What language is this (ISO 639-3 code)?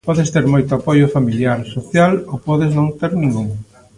glg